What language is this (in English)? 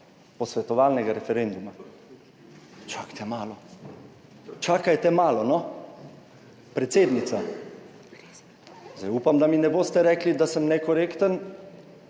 Slovenian